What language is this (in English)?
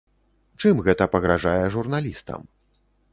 Belarusian